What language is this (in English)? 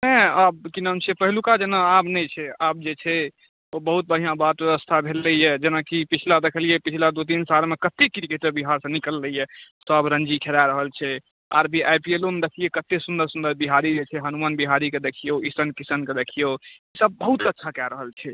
Maithili